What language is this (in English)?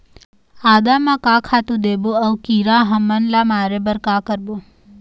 Chhattisgarhi